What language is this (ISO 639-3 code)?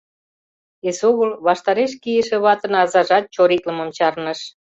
chm